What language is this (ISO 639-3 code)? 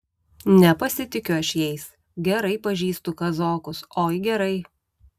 lit